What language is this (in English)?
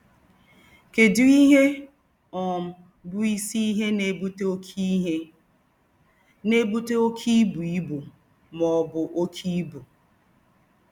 Igbo